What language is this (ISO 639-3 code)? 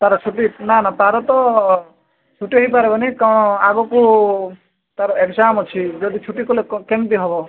ori